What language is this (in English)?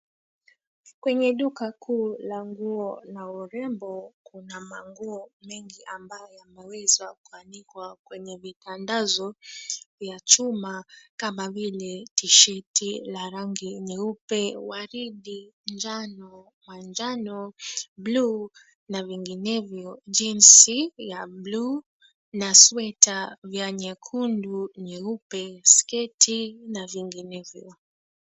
Swahili